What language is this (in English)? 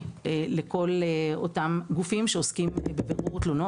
Hebrew